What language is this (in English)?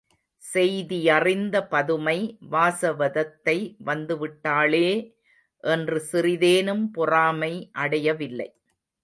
Tamil